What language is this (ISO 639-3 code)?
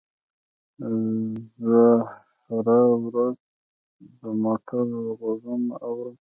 pus